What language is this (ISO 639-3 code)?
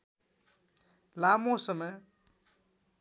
nep